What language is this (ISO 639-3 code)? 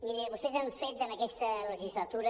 cat